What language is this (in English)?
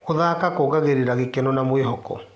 Kikuyu